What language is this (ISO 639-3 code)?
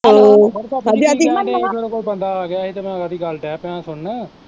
pan